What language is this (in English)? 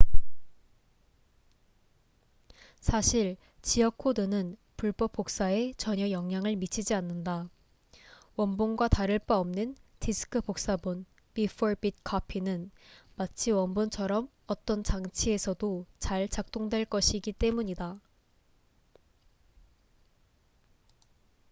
Korean